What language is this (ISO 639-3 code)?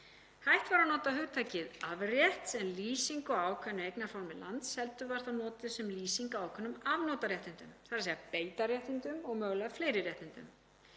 isl